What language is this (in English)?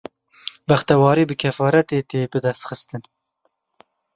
Kurdish